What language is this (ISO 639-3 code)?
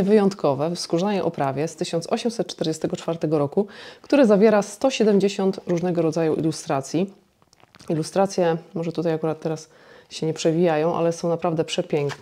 pol